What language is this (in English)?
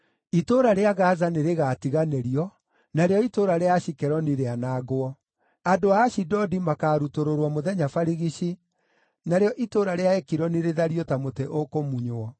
Kikuyu